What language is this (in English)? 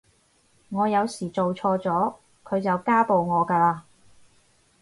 Cantonese